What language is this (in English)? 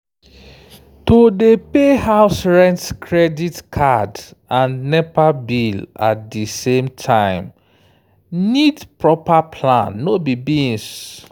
Nigerian Pidgin